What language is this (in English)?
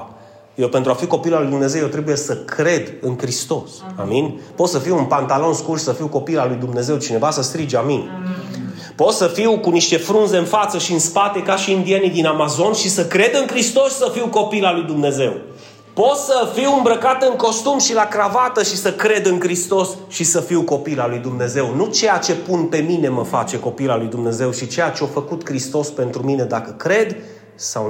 Romanian